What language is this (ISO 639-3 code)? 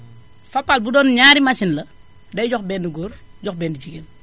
wol